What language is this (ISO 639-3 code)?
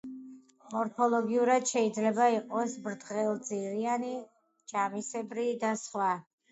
kat